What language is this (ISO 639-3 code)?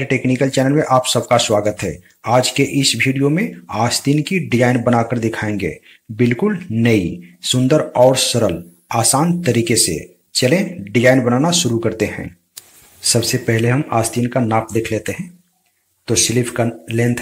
hin